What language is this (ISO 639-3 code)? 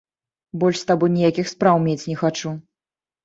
bel